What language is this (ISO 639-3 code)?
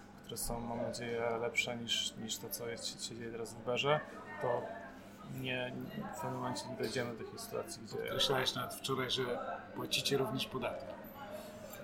pol